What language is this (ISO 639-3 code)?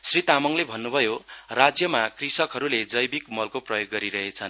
nep